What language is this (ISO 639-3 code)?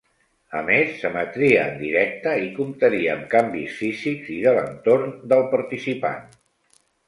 cat